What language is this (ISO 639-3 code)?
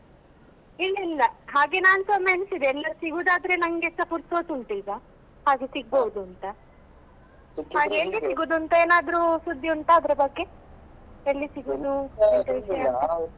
kan